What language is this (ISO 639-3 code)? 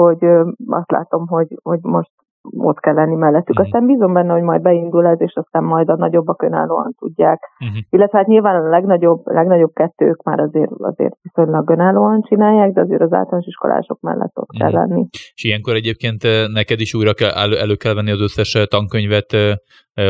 hun